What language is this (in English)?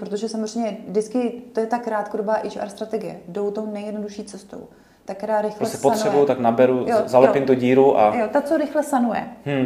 Czech